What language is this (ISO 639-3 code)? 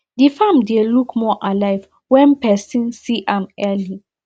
pcm